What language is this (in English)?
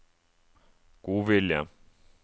Norwegian